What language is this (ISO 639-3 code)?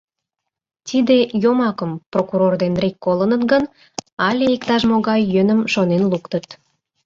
chm